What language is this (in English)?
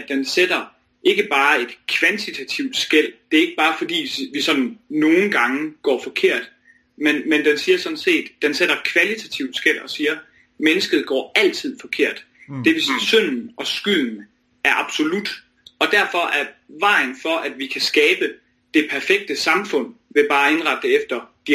Danish